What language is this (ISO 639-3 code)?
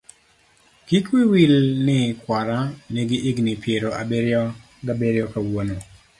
luo